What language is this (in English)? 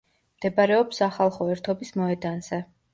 Georgian